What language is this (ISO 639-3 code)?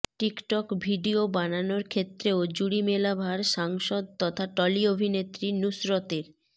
ben